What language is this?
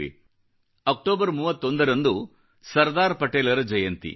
Kannada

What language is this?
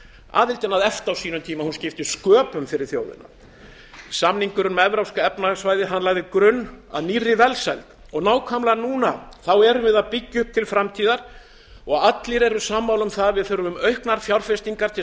Icelandic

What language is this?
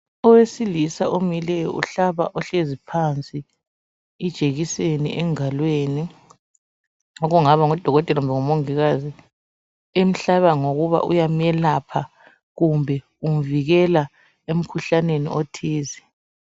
North Ndebele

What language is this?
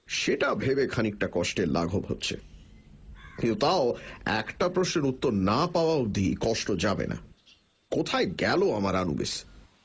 Bangla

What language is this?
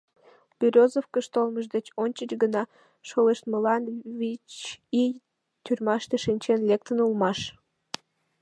Mari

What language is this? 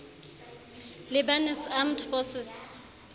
Southern Sotho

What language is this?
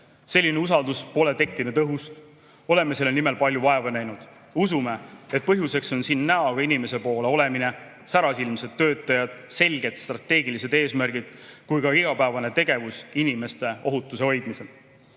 Estonian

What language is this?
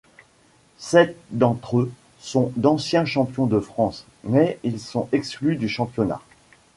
French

